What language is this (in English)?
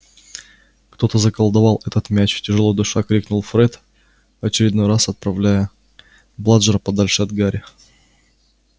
Russian